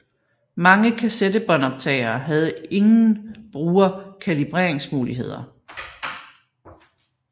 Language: Danish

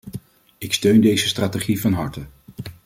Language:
Dutch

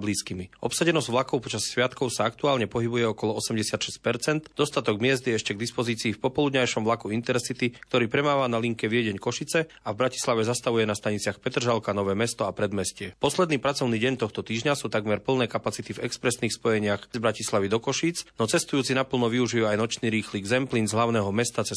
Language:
Slovak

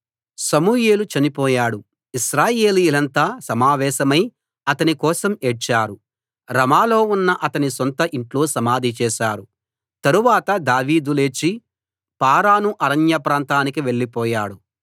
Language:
Telugu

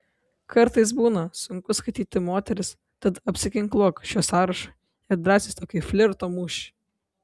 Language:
Lithuanian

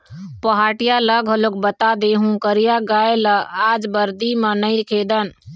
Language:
Chhattisgarhi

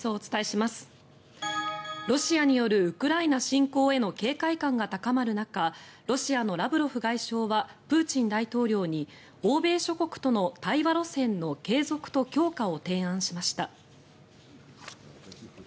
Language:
Japanese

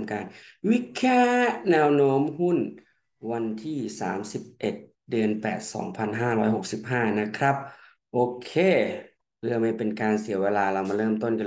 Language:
Thai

